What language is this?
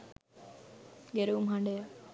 Sinhala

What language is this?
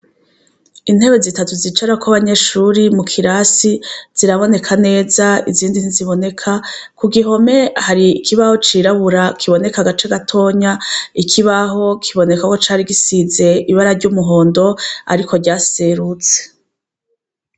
Rundi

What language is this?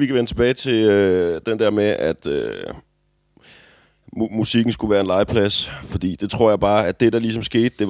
Danish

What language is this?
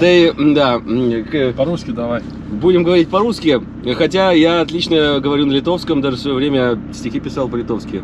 Russian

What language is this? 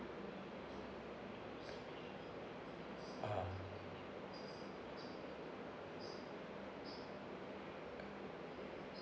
English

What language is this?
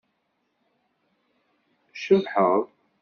Kabyle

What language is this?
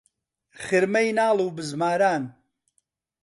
Central Kurdish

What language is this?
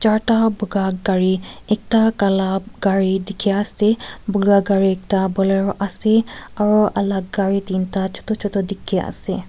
Naga Pidgin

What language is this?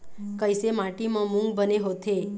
Chhattisgarhi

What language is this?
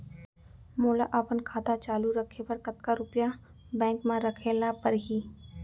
Chhattisgarhi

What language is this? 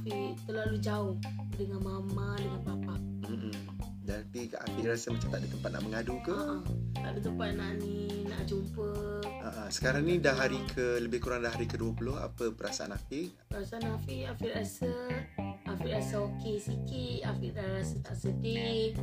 Malay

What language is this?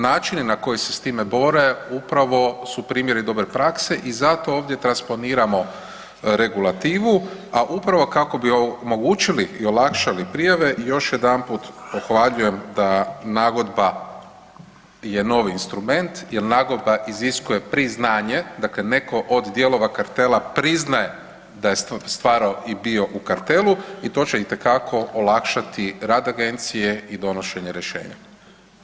Croatian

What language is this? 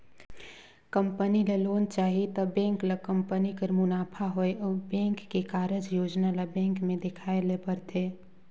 Chhattisgarhi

